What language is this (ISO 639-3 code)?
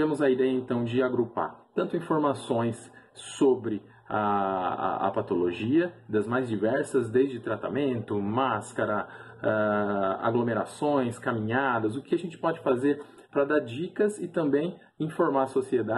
por